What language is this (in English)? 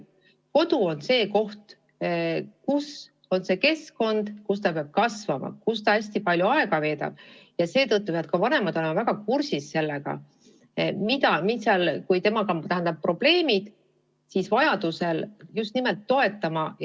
Estonian